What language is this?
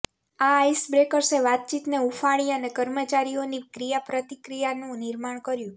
Gujarati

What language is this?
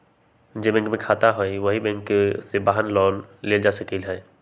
Magahi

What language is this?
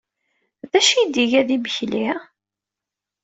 Kabyle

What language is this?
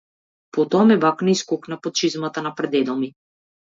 Macedonian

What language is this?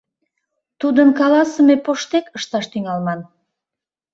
Mari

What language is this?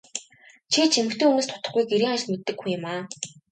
Mongolian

